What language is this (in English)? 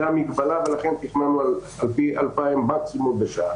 Hebrew